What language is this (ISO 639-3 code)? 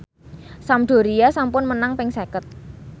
jav